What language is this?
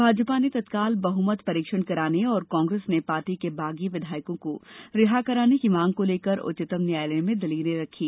Hindi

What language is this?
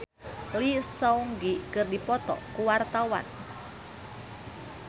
Sundanese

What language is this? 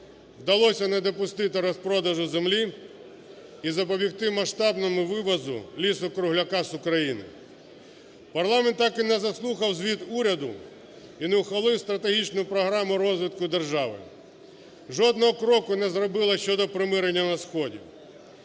Ukrainian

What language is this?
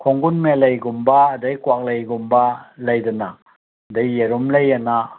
Manipuri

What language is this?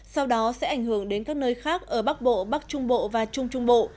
Vietnamese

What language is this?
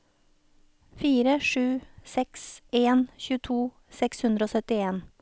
Norwegian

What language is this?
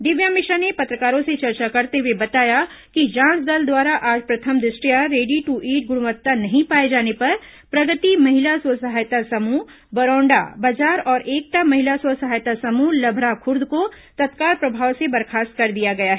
Hindi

